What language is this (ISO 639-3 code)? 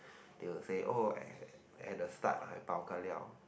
eng